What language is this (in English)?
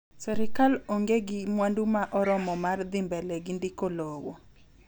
Luo (Kenya and Tanzania)